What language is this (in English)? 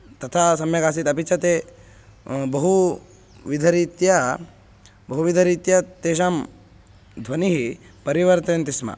Sanskrit